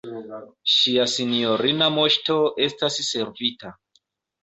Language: Esperanto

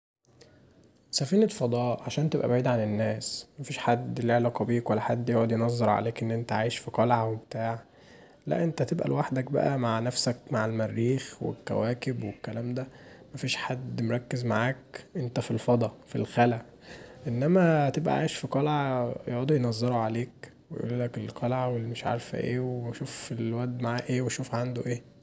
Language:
Egyptian Arabic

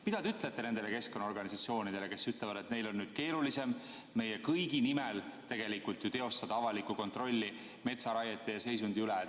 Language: Estonian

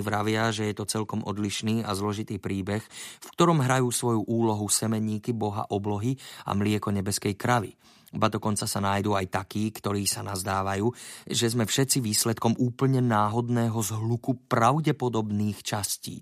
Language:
Slovak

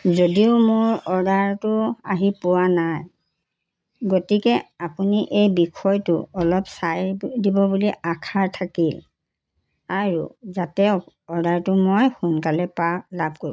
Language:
Assamese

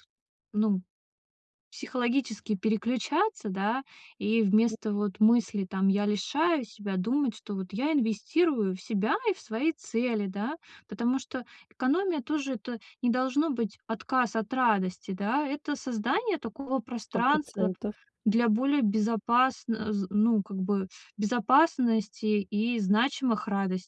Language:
Russian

